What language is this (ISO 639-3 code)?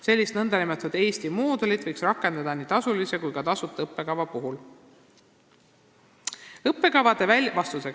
est